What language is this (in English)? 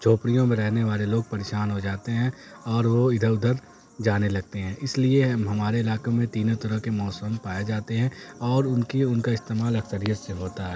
Urdu